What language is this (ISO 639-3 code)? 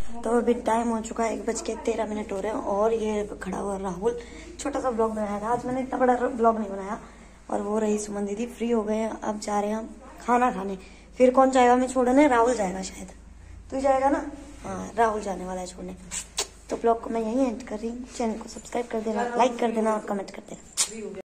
hin